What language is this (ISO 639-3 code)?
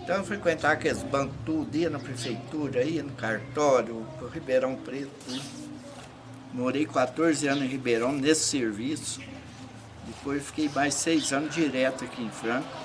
por